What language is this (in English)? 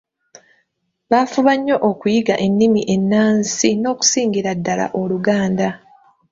Ganda